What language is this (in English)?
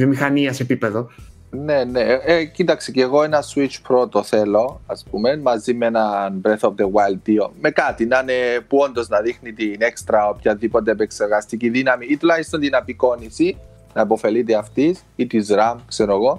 Greek